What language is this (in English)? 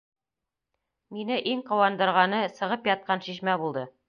Bashkir